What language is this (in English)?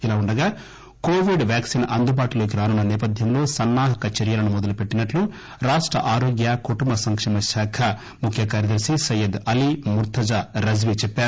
Telugu